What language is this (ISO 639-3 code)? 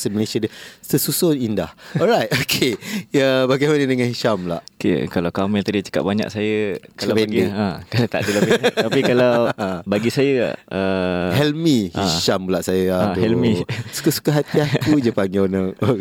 msa